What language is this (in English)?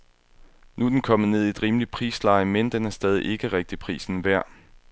Danish